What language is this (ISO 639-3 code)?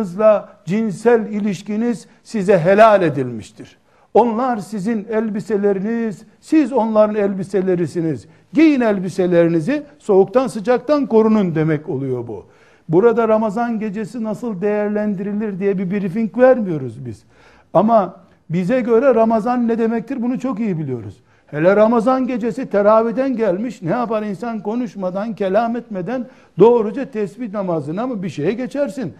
tur